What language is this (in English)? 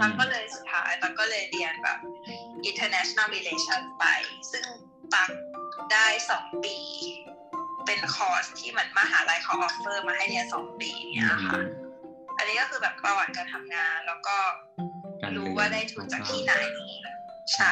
Thai